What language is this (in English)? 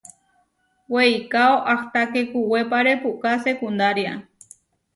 Huarijio